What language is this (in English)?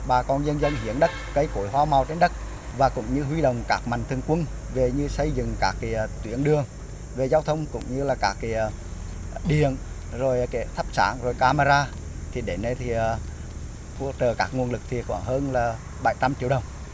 Vietnamese